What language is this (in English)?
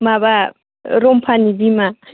Bodo